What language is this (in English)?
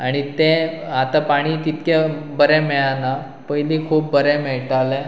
Konkani